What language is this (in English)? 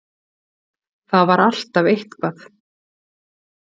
Icelandic